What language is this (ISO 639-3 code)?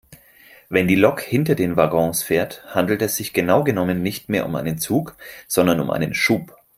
deu